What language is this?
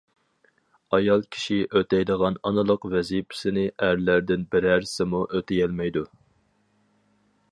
Uyghur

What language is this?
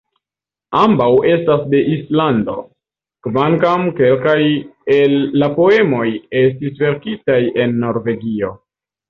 Esperanto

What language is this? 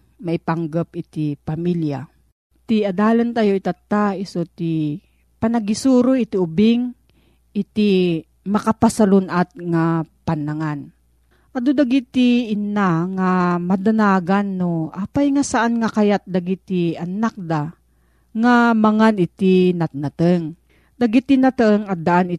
Filipino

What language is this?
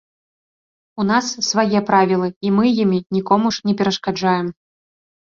Belarusian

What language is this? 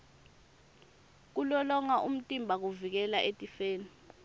Swati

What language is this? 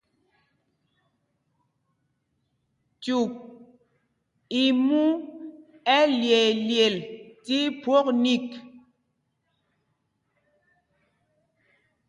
Mpumpong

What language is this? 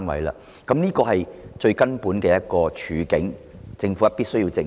Cantonese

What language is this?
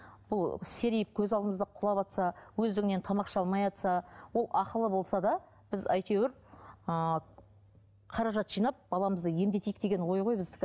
Kazakh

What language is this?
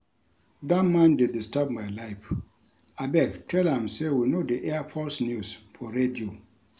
Nigerian Pidgin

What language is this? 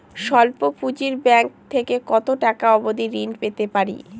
Bangla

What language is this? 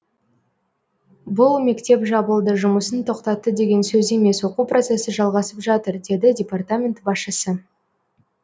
Kazakh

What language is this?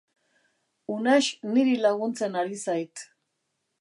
Basque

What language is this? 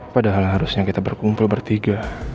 Indonesian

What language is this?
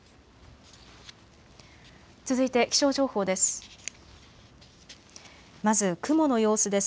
Japanese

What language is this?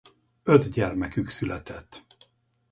Hungarian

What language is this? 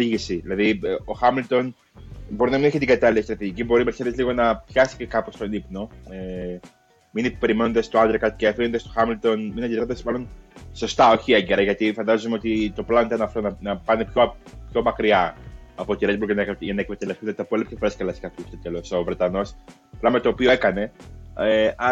Greek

